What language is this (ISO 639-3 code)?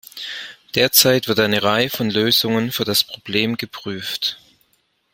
deu